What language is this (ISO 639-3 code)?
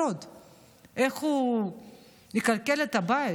heb